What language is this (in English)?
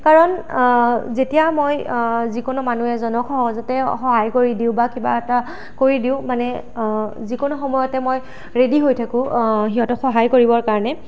Assamese